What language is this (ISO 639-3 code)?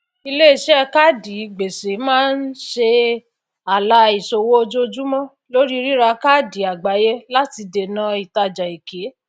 yor